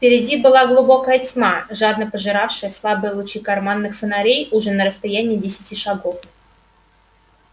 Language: Russian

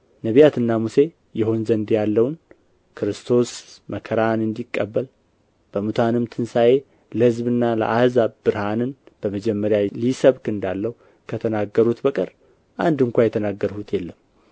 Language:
Amharic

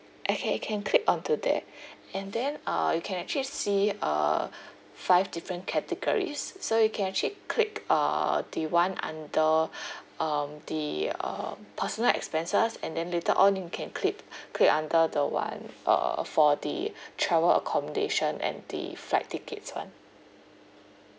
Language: English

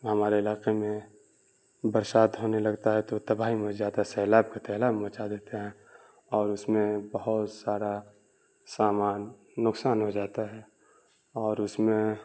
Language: Urdu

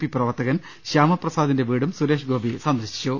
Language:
Malayalam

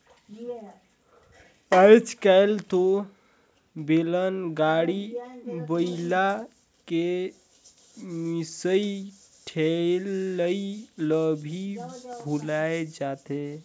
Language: Chhattisgarhi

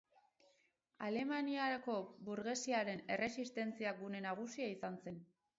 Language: Basque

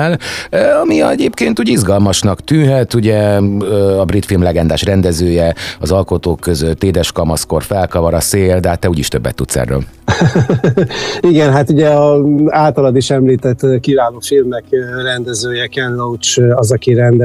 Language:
Hungarian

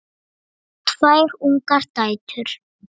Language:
Icelandic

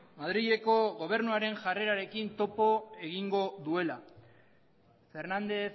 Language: Basque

